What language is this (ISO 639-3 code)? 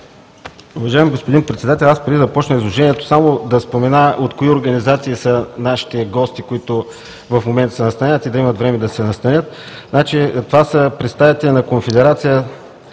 bul